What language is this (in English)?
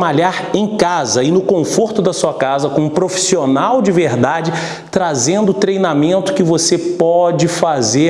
Portuguese